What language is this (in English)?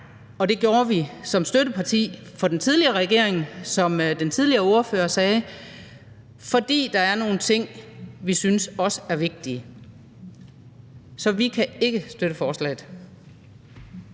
Danish